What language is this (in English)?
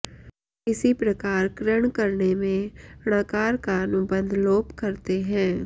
Sanskrit